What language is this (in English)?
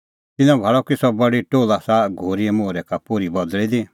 Kullu Pahari